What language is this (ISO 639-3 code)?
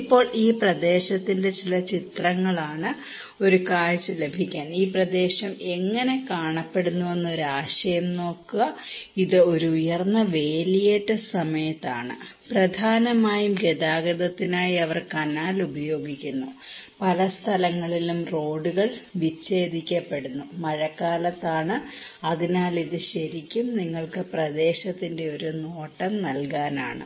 mal